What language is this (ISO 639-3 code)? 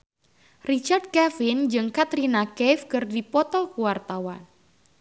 sun